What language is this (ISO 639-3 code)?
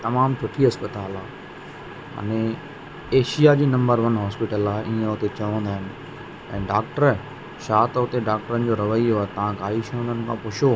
snd